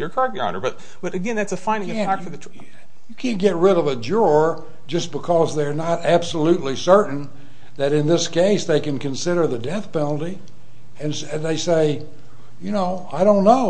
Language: English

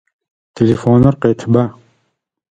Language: Adyghe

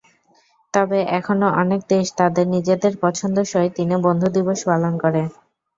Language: Bangla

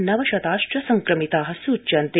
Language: Sanskrit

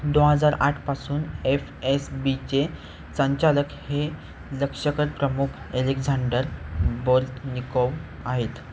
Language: Marathi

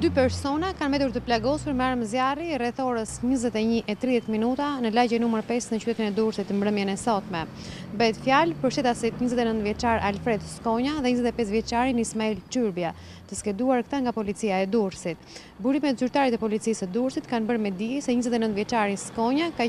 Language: Romanian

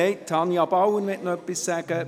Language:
Swiss German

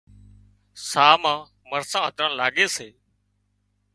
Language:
Wadiyara Koli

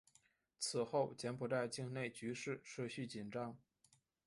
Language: Chinese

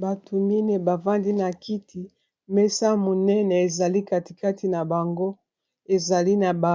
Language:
Lingala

